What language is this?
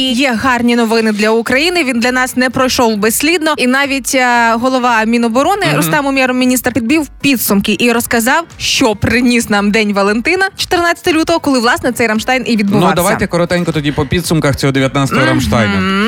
Ukrainian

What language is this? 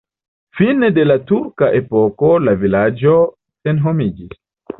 Esperanto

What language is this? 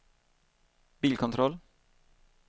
Swedish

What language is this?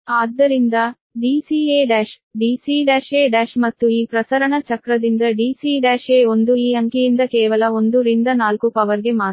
Kannada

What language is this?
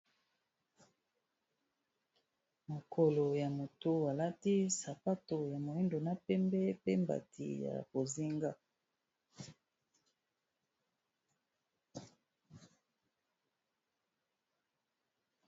Lingala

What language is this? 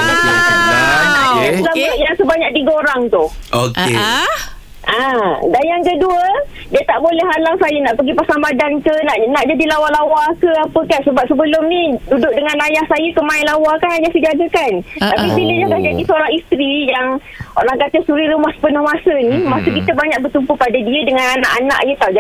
Malay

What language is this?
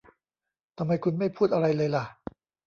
Thai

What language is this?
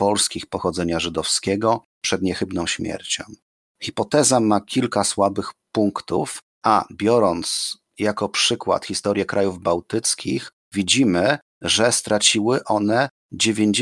Polish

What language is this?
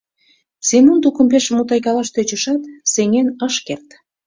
Mari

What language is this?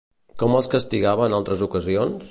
Catalan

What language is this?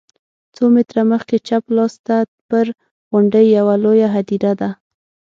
Pashto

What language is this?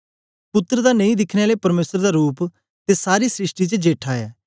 Dogri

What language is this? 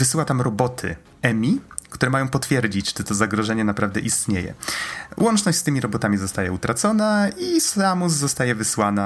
Polish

